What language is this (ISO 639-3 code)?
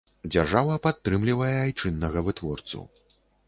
bel